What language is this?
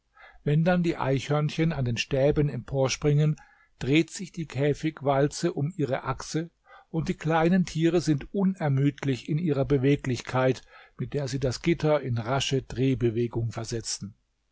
German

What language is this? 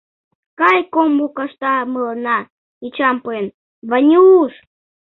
Mari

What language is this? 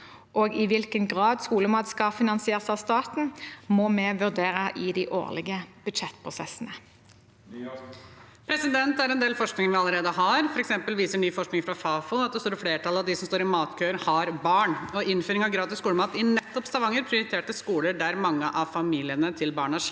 Norwegian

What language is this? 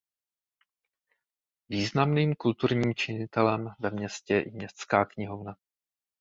Czech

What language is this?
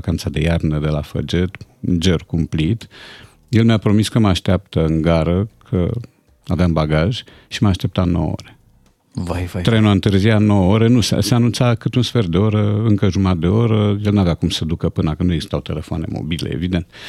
Romanian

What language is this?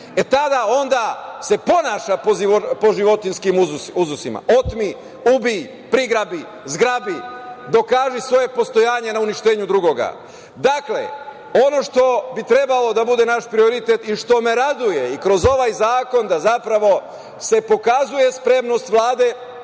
Serbian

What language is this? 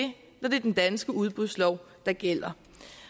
Danish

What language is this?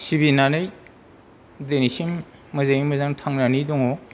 Bodo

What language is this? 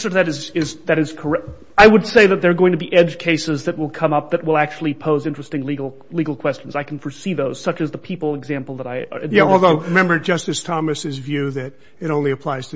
English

